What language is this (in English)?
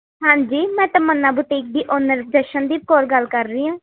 Punjabi